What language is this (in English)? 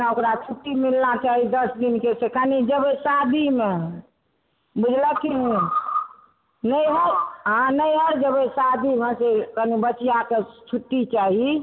Maithili